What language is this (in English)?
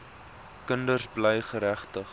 Afrikaans